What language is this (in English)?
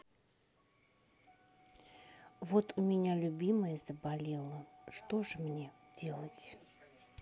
Russian